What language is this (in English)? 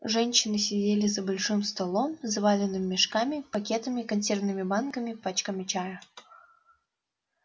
Russian